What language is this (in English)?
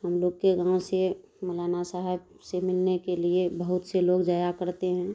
Urdu